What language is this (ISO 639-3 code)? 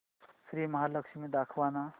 mar